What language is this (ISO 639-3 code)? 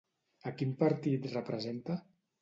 cat